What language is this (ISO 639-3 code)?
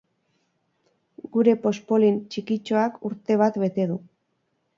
eus